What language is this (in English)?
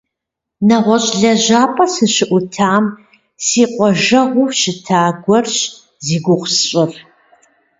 Kabardian